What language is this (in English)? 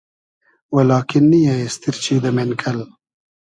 Hazaragi